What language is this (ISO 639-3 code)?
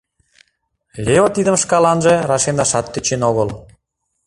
chm